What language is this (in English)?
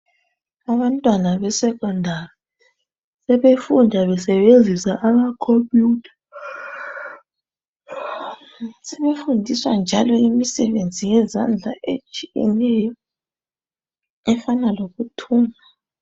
North Ndebele